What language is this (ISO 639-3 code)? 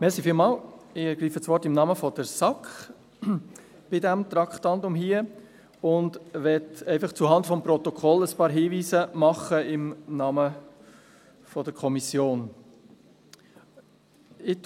gsw